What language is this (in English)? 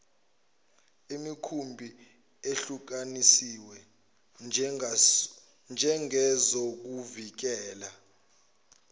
Zulu